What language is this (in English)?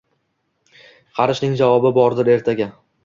Uzbek